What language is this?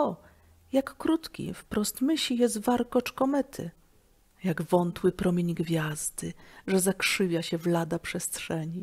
Polish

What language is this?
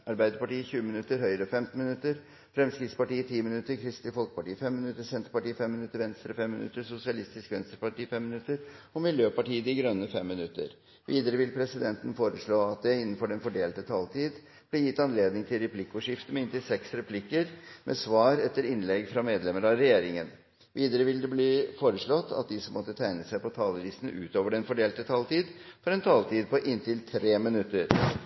Norwegian Bokmål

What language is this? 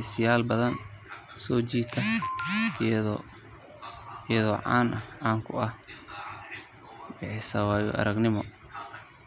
Somali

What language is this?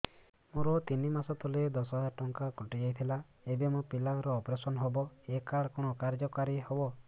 Odia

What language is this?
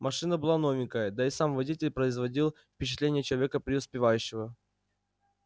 Russian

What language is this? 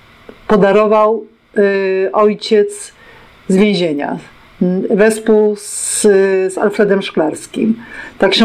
Polish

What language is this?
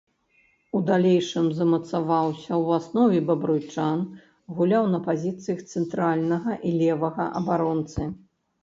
Belarusian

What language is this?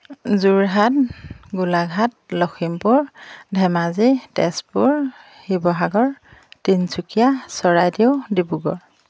Assamese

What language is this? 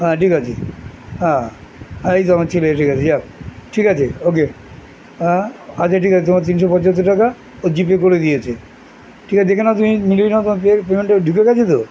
Bangla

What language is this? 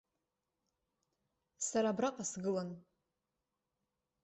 Abkhazian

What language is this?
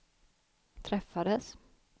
Swedish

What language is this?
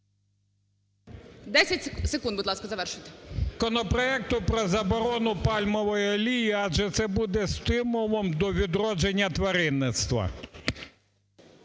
Ukrainian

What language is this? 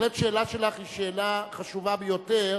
Hebrew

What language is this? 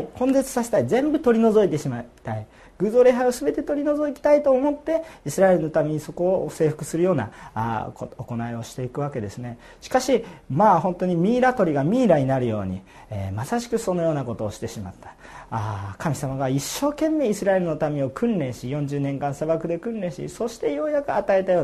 Japanese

